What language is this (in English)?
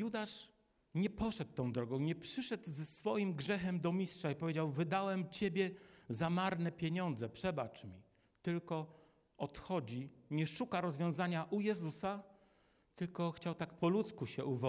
Polish